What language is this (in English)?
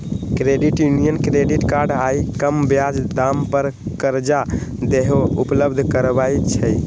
Magahi